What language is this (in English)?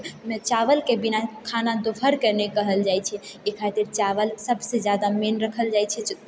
Maithili